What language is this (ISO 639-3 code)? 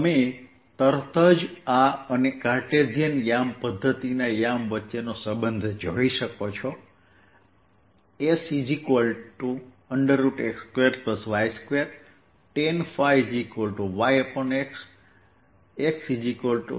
guj